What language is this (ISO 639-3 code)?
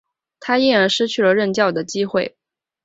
zho